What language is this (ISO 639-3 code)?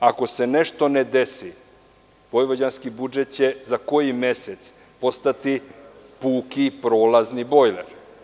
srp